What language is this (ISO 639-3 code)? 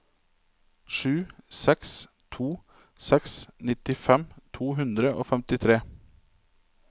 nor